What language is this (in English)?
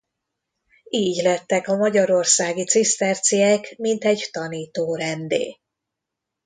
Hungarian